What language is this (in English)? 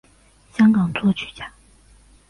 Chinese